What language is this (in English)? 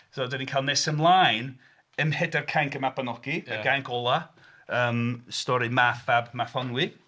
Welsh